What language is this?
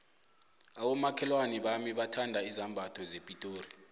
South Ndebele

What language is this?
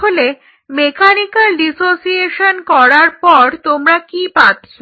Bangla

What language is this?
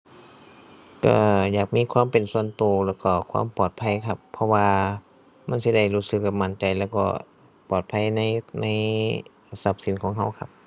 Thai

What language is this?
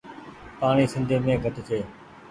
Goaria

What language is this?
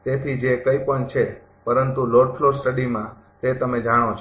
Gujarati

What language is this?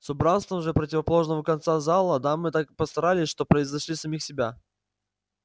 Russian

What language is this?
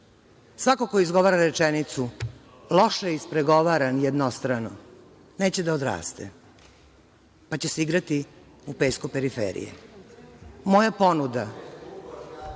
Serbian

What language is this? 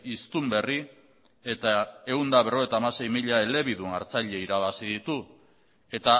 Basque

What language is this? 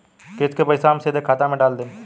Bhojpuri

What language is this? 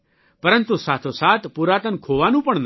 Gujarati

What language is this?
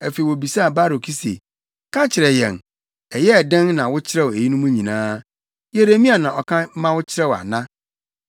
Akan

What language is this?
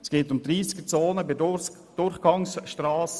Swiss German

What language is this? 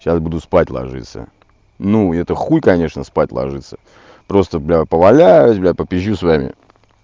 Russian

